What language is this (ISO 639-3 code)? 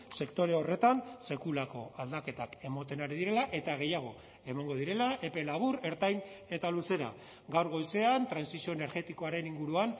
eus